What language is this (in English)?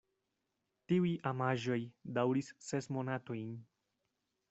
Esperanto